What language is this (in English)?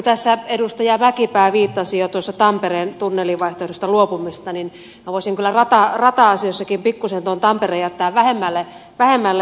Finnish